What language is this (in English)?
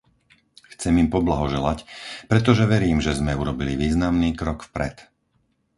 Slovak